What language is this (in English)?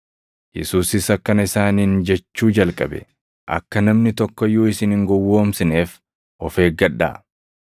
Oromo